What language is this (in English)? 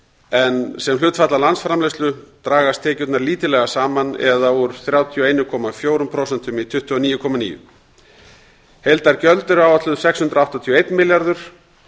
Icelandic